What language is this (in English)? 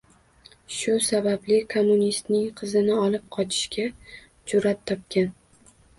Uzbek